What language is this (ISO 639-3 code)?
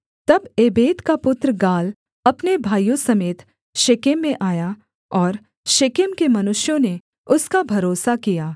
hin